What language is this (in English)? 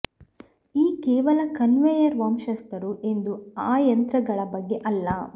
Kannada